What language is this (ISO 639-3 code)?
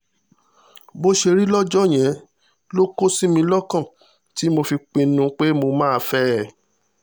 yor